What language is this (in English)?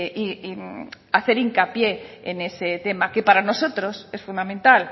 Spanish